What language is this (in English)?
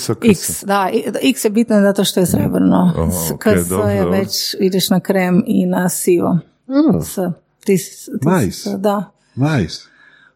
Croatian